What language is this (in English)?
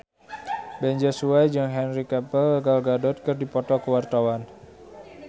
Sundanese